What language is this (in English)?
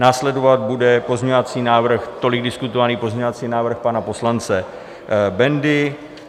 Czech